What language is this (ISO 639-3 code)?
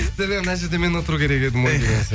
kaz